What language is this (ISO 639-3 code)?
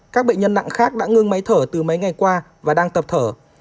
vie